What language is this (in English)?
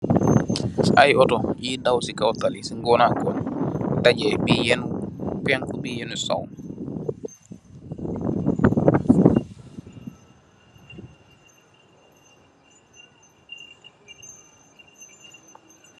Wolof